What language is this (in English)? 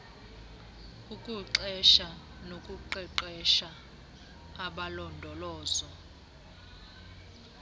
Xhosa